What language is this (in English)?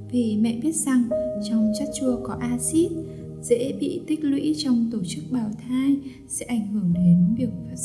Vietnamese